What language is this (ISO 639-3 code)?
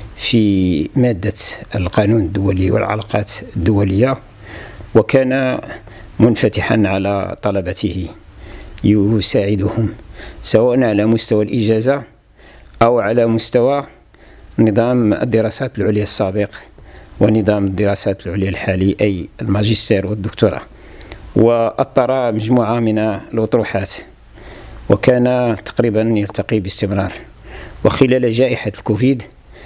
ara